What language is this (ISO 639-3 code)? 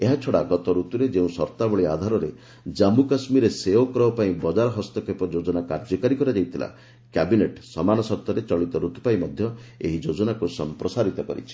ori